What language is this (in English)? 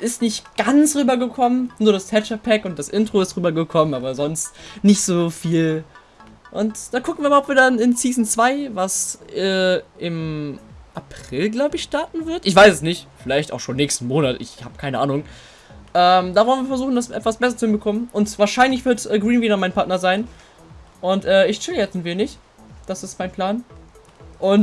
German